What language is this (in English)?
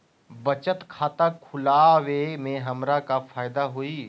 Magahi